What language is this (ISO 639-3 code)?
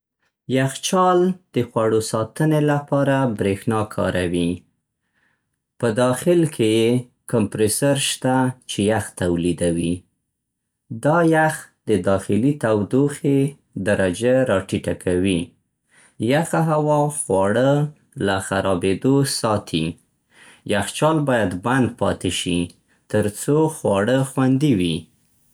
pst